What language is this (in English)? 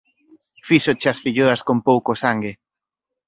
Galician